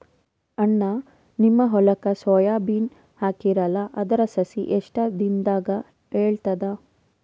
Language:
Kannada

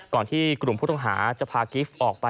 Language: Thai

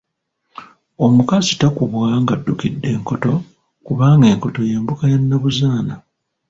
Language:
Ganda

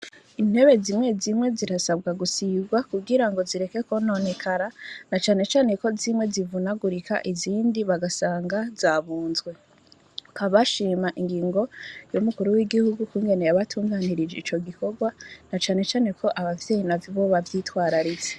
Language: Rundi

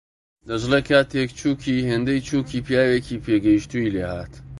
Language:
Central Kurdish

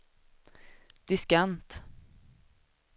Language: Swedish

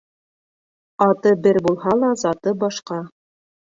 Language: Bashkir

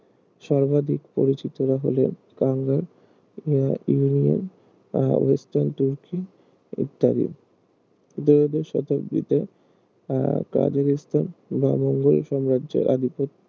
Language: Bangla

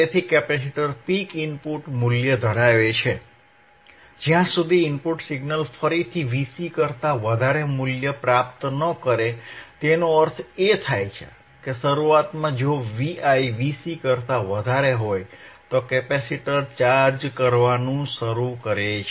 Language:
Gujarati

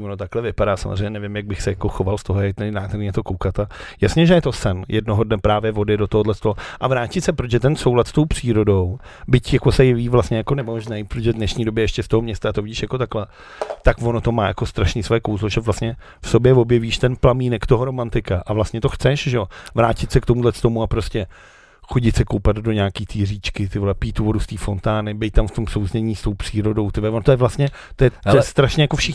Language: Czech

